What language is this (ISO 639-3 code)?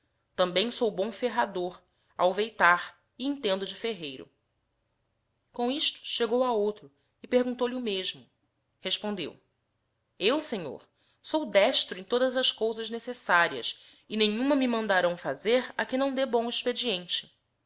por